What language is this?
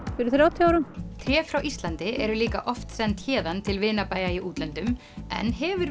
Icelandic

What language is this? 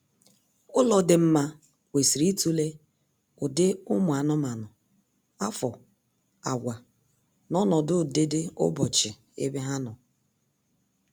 Igbo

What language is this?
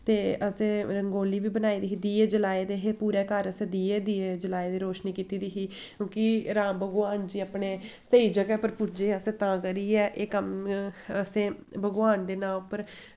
Dogri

